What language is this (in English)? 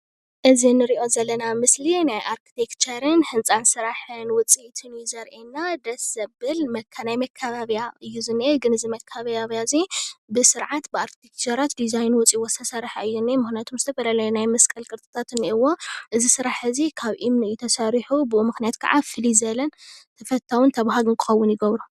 Tigrinya